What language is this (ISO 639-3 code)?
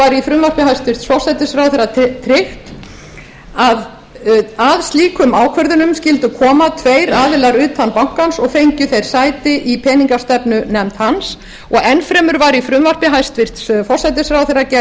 isl